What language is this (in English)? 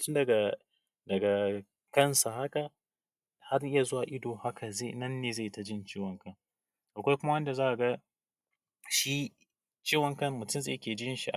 Hausa